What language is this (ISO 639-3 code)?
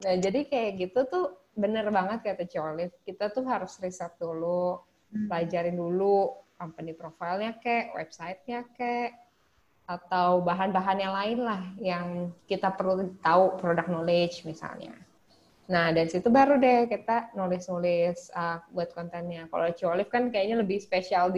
ind